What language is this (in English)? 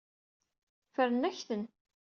Kabyle